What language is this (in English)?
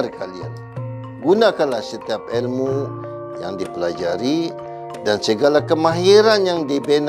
Malay